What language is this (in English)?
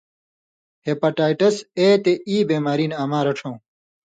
Indus Kohistani